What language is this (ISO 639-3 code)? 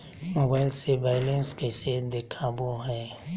mag